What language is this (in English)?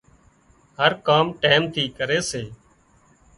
Wadiyara Koli